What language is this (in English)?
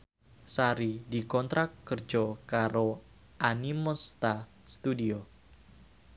Javanese